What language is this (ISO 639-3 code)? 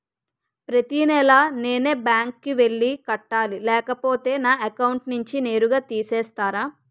tel